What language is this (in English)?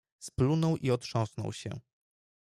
Polish